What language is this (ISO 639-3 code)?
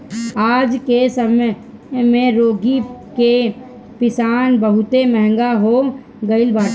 bho